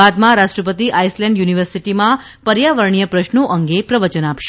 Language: Gujarati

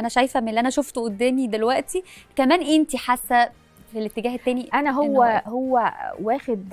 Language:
Arabic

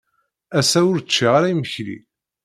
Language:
Kabyle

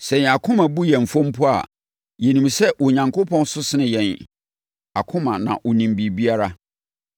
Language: Akan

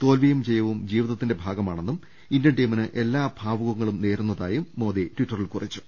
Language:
Malayalam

